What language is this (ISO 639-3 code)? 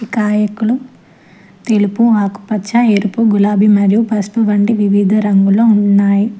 tel